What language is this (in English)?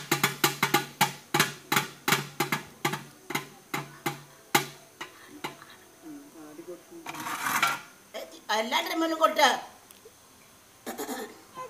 Spanish